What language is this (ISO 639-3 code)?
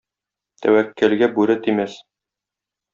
tat